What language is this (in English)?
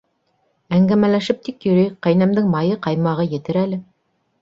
Bashkir